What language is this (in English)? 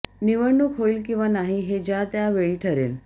Marathi